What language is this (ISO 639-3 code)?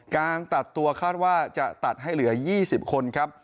tha